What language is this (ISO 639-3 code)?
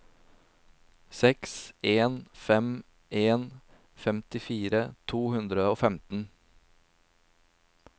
nor